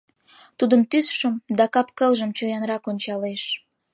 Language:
Mari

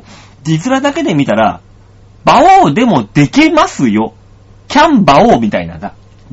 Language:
Japanese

